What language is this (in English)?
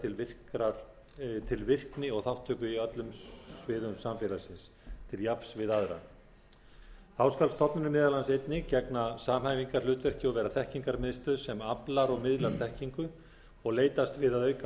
Icelandic